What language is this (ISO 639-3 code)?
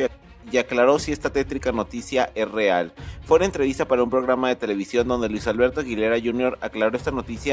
spa